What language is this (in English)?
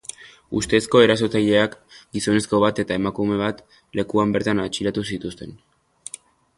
Basque